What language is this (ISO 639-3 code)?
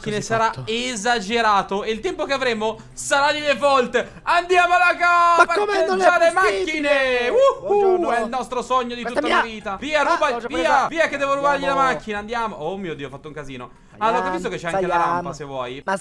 ita